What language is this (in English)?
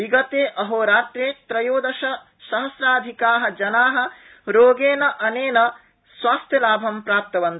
Sanskrit